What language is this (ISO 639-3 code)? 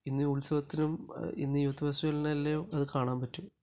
mal